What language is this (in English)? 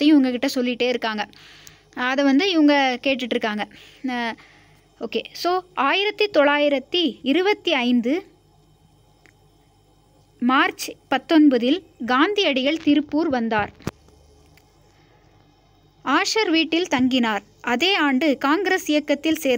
Hindi